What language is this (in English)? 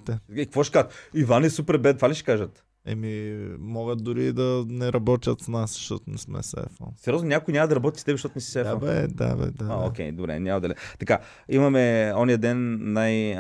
Bulgarian